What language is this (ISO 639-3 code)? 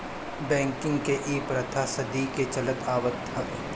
bho